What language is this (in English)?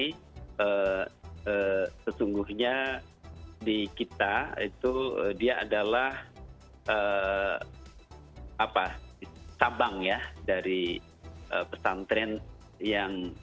Indonesian